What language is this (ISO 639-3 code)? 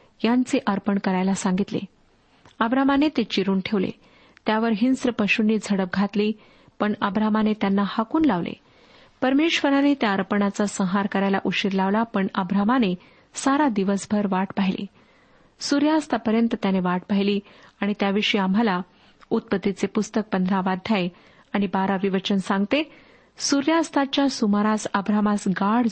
mar